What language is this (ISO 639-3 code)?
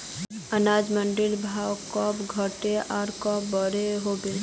mag